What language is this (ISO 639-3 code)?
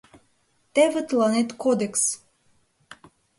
chm